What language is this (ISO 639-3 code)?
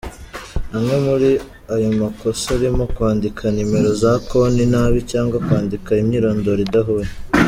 kin